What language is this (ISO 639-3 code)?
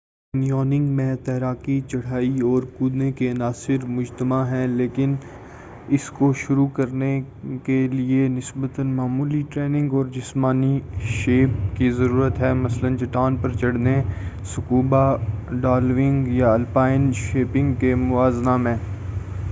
urd